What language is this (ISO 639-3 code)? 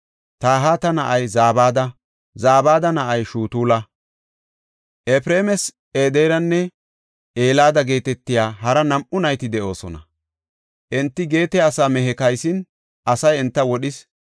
gof